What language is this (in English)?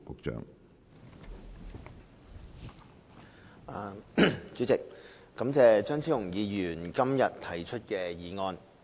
Cantonese